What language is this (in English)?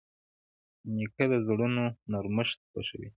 Pashto